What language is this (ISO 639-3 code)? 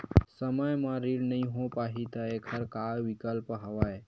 hne